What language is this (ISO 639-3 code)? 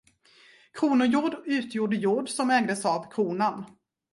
swe